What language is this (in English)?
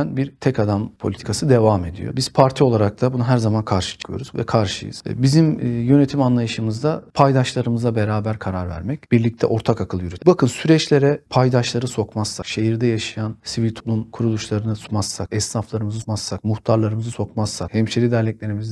Turkish